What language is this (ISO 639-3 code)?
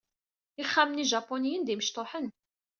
kab